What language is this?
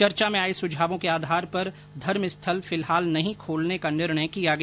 Hindi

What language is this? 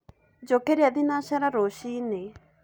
Kikuyu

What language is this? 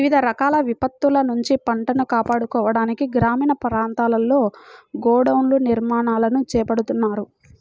Telugu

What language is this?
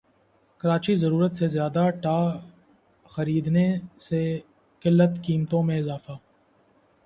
Urdu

